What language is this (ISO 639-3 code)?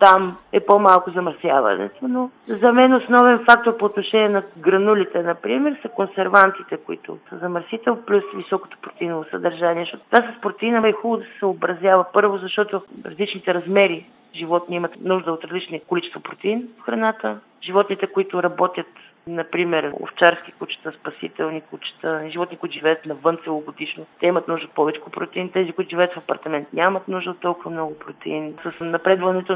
bul